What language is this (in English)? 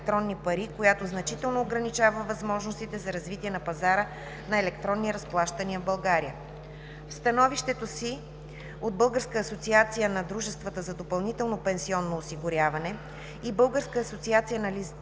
Bulgarian